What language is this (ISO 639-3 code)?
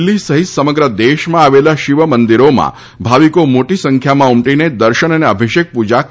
guj